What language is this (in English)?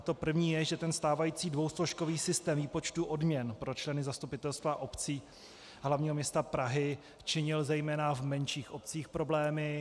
Czech